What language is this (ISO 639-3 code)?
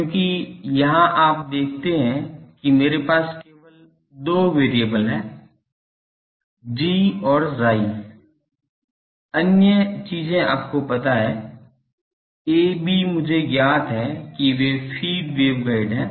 hin